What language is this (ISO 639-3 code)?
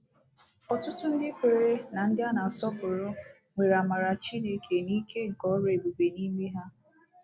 ibo